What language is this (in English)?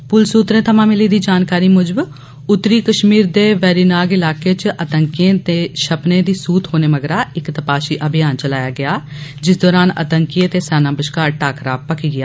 Dogri